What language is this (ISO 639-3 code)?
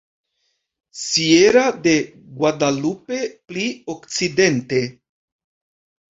epo